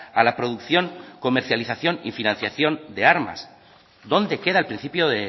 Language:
Spanish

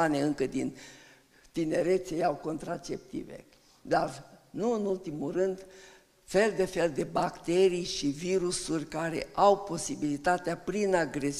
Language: Romanian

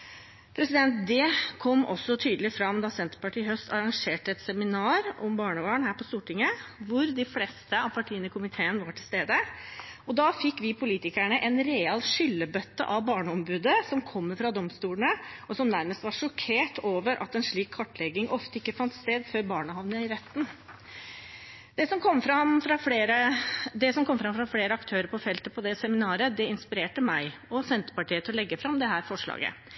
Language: Norwegian Bokmål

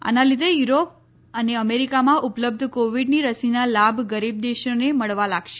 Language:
Gujarati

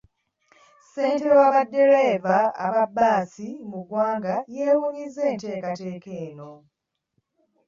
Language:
Ganda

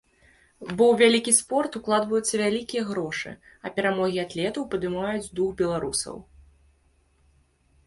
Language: Belarusian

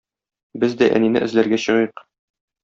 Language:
Tatar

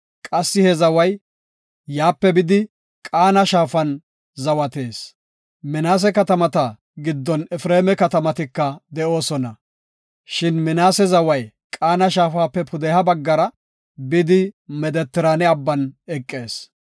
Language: Gofa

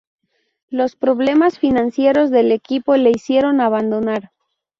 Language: Spanish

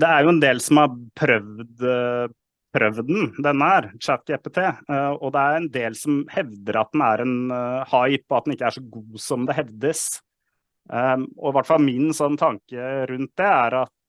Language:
Norwegian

